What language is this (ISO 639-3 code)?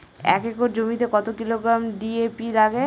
ben